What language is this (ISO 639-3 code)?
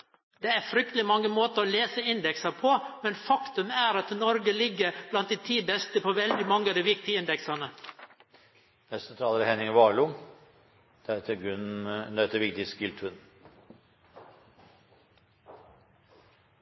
nor